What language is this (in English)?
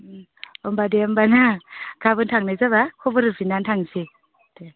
Bodo